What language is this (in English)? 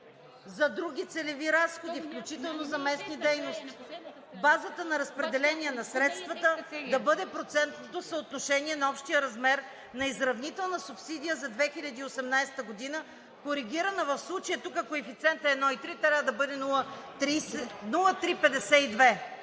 Bulgarian